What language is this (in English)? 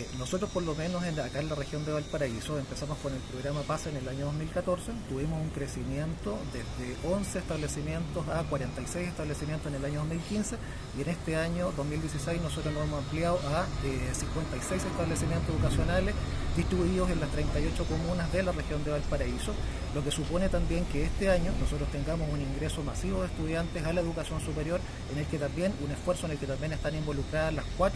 Spanish